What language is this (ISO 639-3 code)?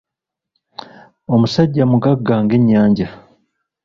lug